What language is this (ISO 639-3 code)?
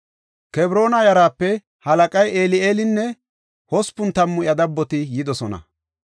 gof